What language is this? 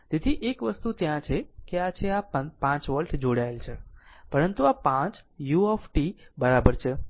Gujarati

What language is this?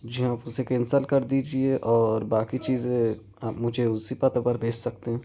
Urdu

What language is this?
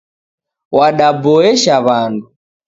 Taita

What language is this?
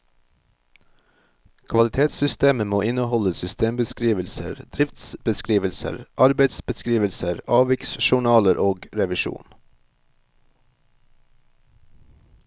Norwegian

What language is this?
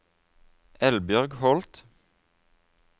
Norwegian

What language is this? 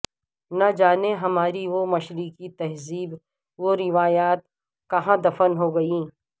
Urdu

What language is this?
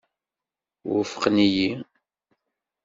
Kabyle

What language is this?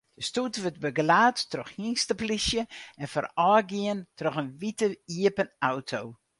Western Frisian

